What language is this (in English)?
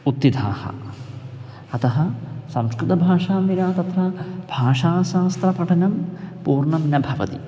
Sanskrit